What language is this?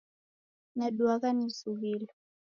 Taita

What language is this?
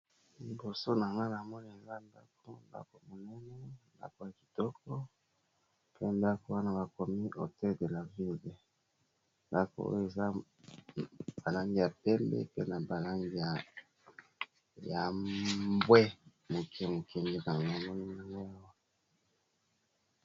Lingala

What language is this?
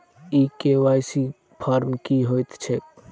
Maithili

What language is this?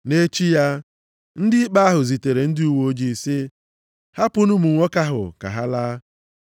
Igbo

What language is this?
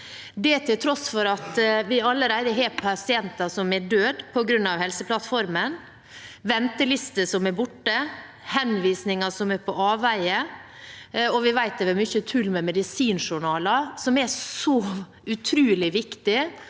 Norwegian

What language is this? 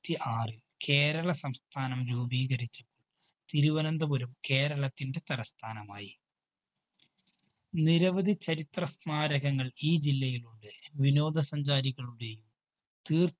Malayalam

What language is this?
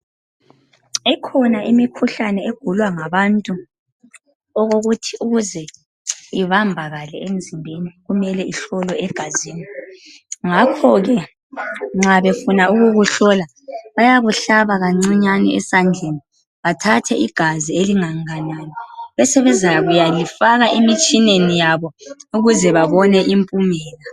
North Ndebele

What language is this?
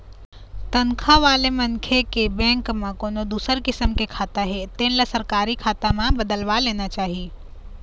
Chhattisgarhi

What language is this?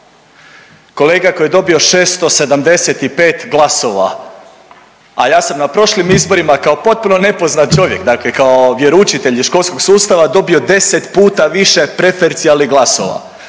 Croatian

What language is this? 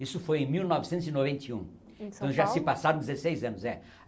Portuguese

